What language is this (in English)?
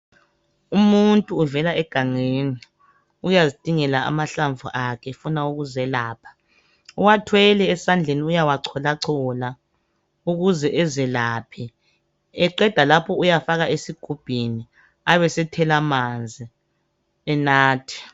North Ndebele